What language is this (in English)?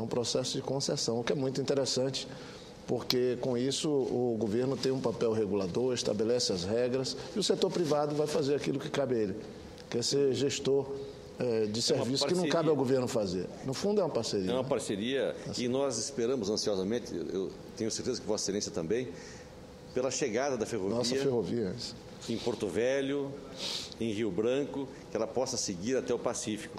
Portuguese